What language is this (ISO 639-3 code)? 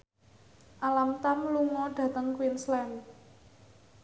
jav